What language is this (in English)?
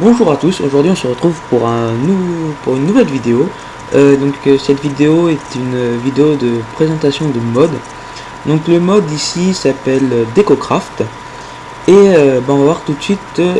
French